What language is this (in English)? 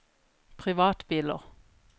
Norwegian